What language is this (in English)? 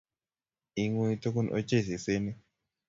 Kalenjin